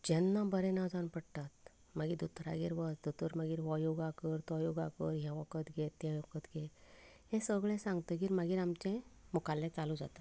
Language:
Konkani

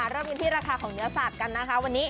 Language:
Thai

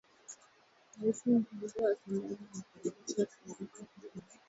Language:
Swahili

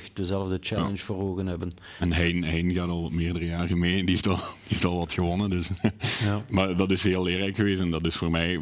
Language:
Dutch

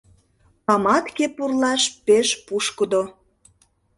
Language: Mari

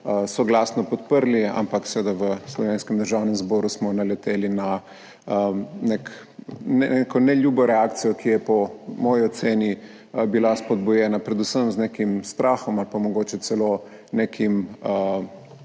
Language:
Slovenian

